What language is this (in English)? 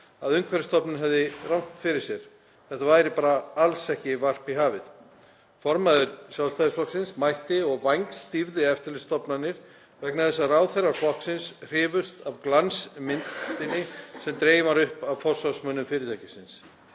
Icelandic